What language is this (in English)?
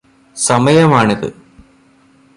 Malayalam